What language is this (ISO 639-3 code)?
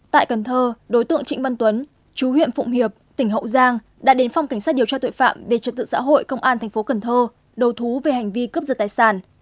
vie